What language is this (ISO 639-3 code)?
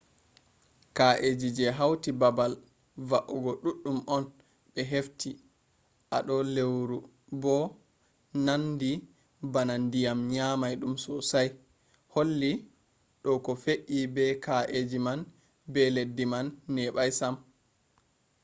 ful